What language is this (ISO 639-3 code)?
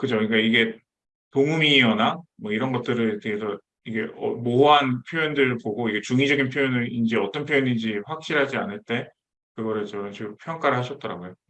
kor